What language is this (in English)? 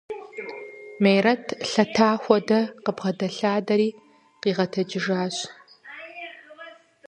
Kabardian